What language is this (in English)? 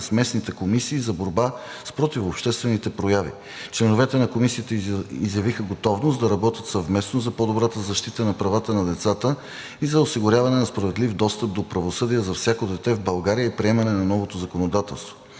Bulgarian